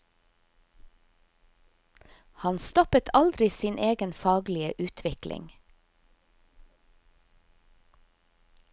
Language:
Norwegian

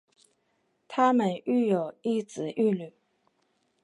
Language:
Chinese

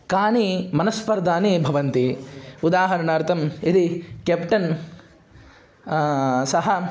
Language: Sanskrit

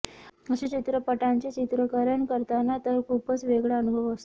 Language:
Marathi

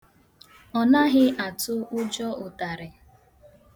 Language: Igbo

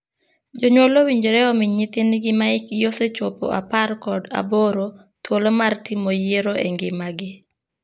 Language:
Luo (Kenya and Tanzania)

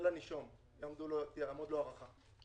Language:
Hebrew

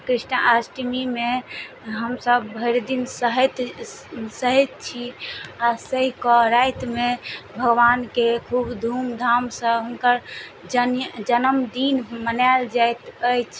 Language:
Maithili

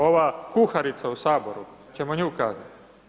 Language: Croatian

